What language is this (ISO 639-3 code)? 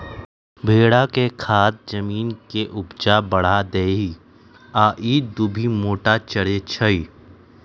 mag